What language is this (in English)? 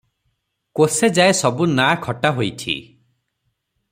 Odia